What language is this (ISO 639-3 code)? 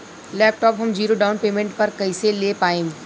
bho